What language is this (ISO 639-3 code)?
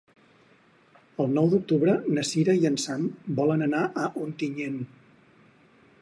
cat